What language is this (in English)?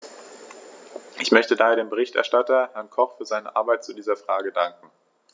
German